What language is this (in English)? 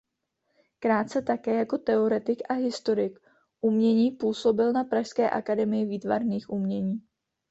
Czech